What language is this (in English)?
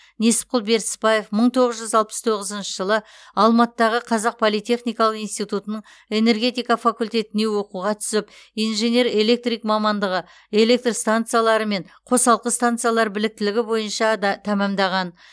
Kazakh